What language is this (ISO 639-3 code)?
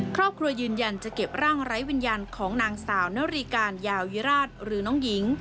tha